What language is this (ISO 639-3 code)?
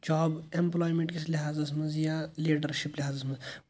kas